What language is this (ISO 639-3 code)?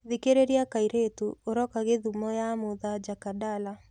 kik